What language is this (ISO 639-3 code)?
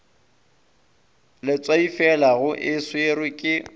nso